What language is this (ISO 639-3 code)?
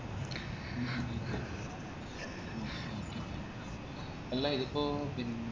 mal